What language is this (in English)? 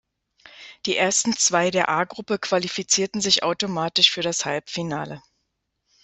German